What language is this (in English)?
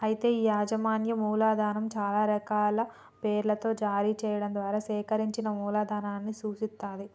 Telugu